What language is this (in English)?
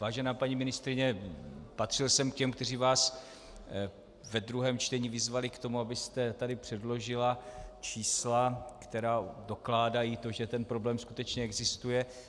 Czech